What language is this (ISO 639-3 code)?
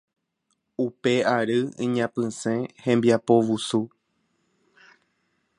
grn